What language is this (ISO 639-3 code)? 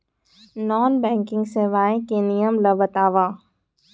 hne